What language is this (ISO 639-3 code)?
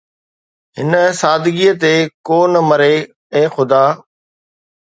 snd